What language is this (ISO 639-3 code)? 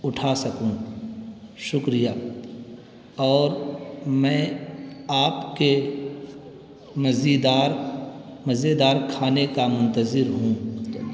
urd